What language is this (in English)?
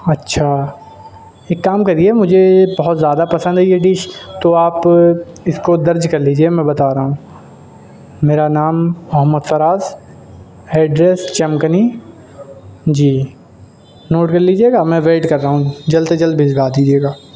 Urdu